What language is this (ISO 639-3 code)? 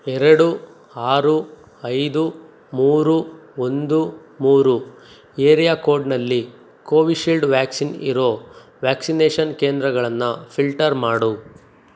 kan